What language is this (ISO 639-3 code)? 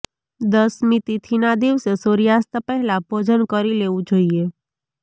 guj